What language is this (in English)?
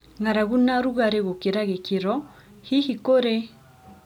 Kikuyu